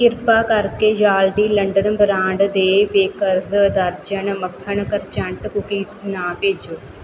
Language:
Punjabi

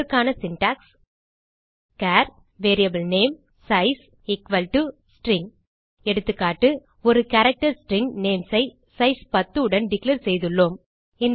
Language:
Tamil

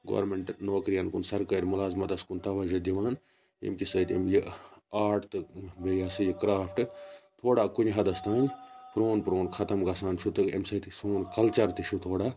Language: Kashmiri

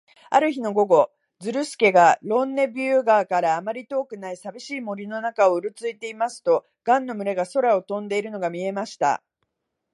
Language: Japanese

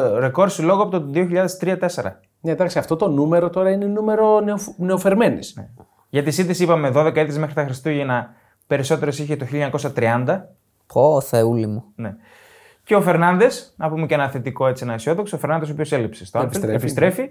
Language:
Greek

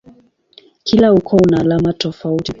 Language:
Swahili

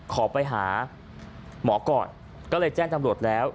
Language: Thai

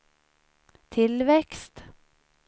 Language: Swedish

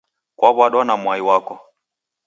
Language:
Taita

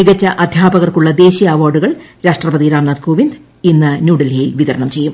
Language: Malayalam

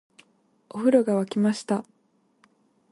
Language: Japanese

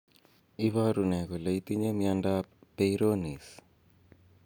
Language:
Kalenjin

